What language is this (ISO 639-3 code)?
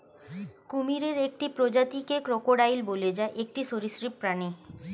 ben